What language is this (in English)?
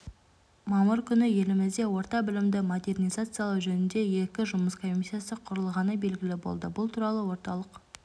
Kazakh